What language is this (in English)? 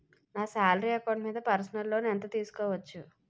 Telugu